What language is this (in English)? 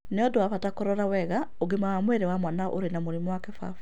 Kikuyu